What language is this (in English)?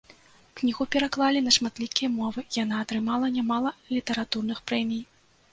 Belarusian